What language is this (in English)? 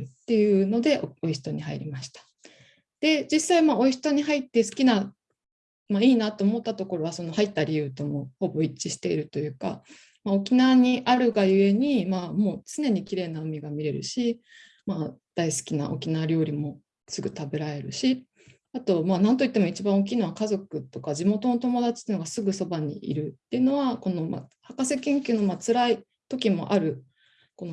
Japanese